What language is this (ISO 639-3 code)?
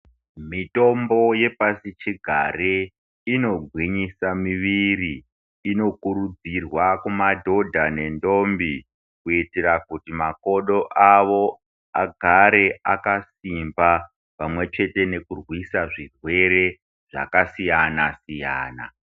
ndc